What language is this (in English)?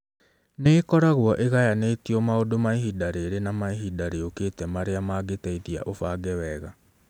Kikuyu